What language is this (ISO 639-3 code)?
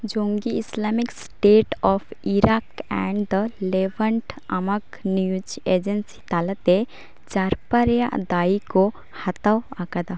sat